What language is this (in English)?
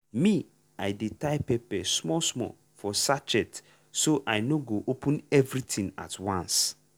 Nigerian Pidgin